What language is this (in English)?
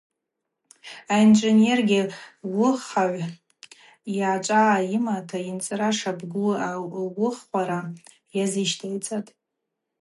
Abaza